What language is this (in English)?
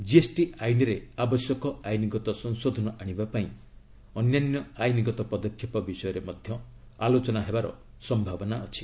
Odia